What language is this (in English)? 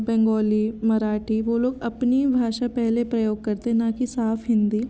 Hindi